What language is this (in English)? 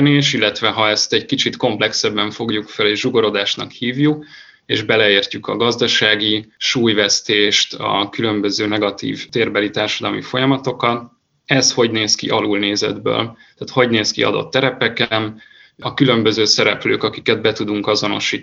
Hungarian